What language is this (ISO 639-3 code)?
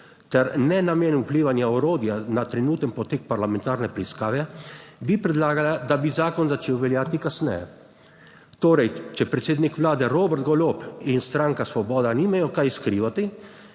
slv